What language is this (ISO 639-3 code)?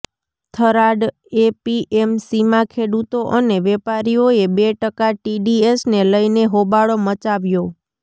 guj